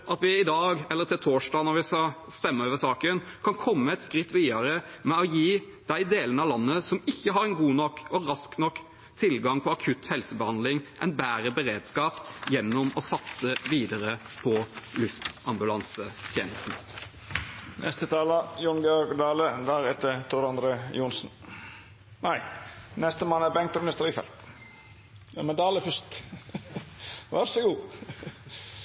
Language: Norwegian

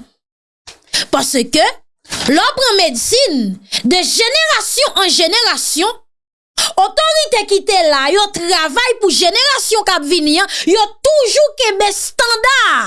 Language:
French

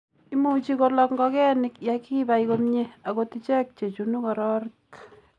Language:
Kalenjin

